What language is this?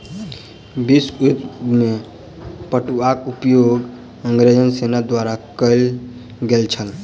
Maithili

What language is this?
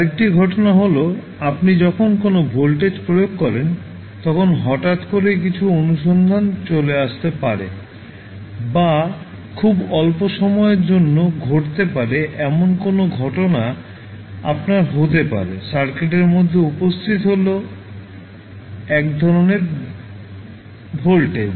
Bangla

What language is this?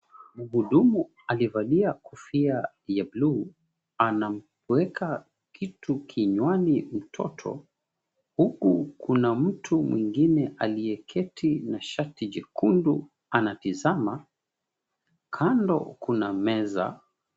Swahili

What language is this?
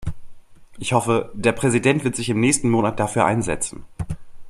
German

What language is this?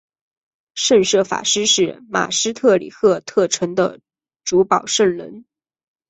Chinese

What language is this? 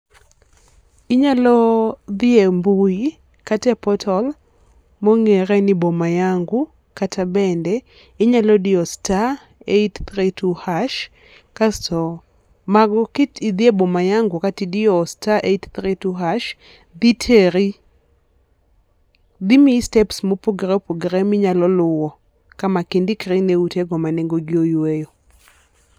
Luo (Kenya and Tanzania)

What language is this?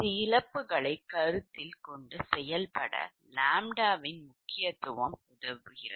Tamil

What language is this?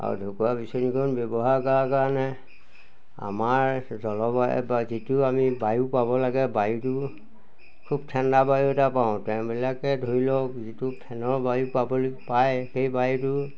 Assamese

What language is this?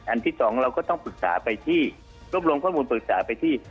Thai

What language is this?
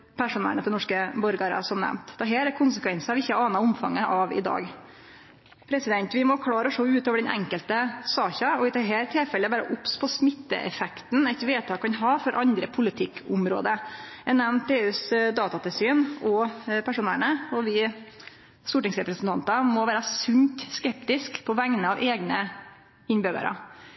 Norwegian Nynorsk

